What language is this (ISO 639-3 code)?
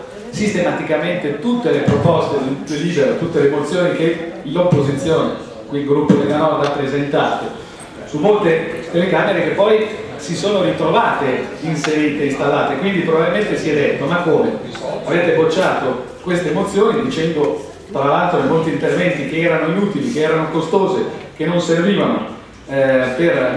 ita